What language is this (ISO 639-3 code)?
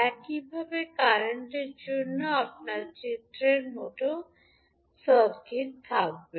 ben